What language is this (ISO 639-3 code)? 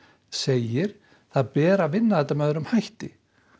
isl